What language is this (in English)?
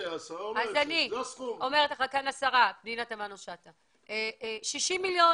Hebrew